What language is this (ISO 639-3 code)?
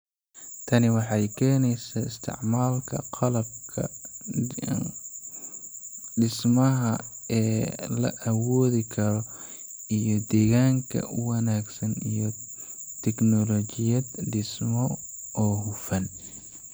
som